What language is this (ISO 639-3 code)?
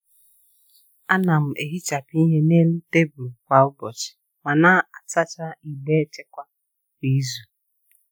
ibo